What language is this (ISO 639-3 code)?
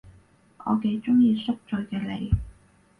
yue